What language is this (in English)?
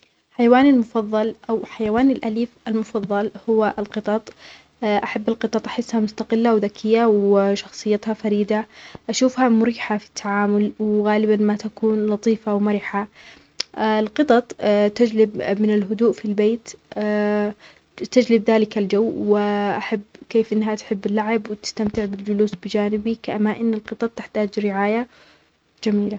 Omani Arabic